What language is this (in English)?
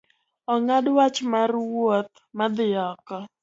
Luo (Kenya and Tanzania)